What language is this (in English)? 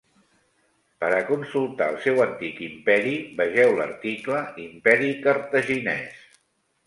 Catalan